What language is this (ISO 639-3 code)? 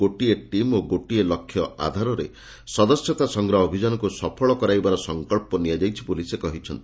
ori